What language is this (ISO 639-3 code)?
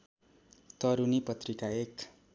nep